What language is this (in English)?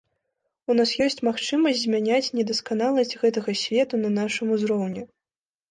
Belarusian